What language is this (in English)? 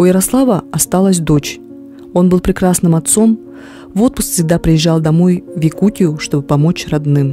Russian